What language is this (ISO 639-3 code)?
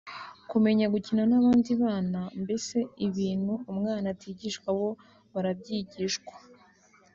kin